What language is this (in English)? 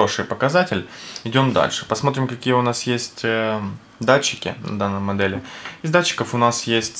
Russian